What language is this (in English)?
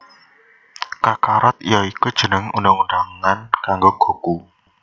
Javanese